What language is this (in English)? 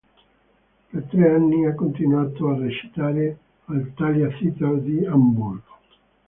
Italian